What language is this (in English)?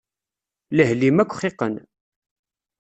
Kabyle